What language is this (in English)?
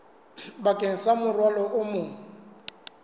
Southern Sotho